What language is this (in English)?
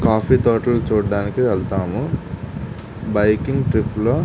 Telugu